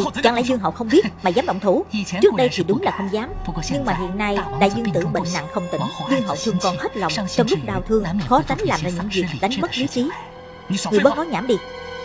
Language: Vietnamese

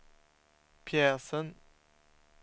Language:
Swedish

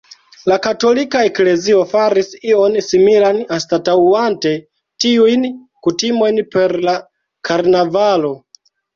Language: Esperanto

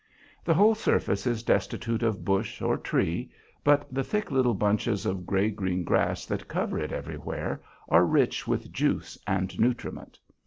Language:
English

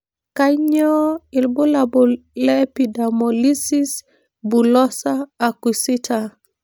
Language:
Masai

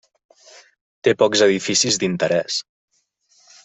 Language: Catalan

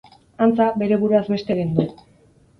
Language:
Basque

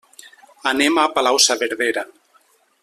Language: Catalan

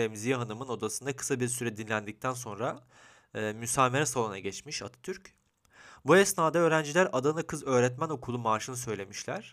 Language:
Turkish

